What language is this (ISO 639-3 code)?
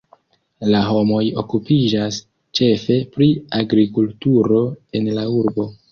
epo